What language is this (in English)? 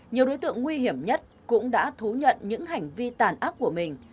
Vietnamese